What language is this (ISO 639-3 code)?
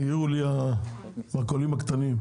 heb